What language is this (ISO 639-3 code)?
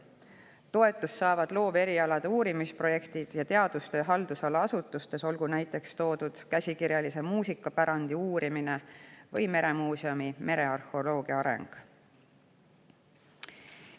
est